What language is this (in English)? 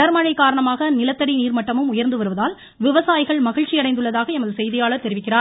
Tamil